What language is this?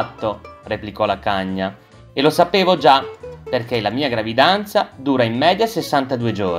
Italian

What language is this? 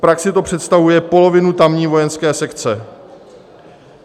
Czech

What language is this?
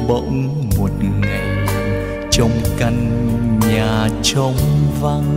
Vietnamese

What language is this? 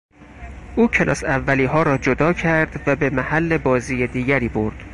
Persian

